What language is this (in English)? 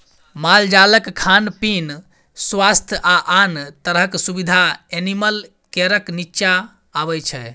Maithili